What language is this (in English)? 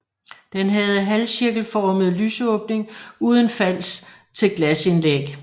Danish